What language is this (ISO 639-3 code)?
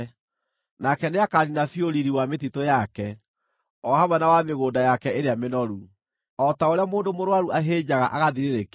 kik